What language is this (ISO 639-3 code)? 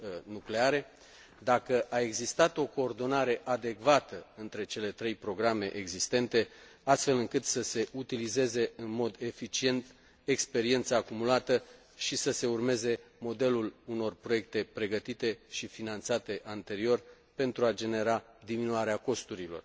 ron